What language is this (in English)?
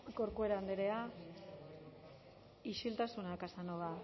Basque